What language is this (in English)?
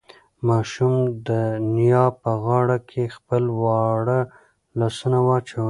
Pashto